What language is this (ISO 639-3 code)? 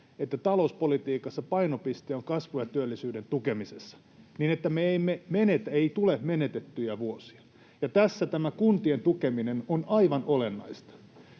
fin